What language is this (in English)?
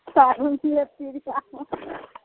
Maithili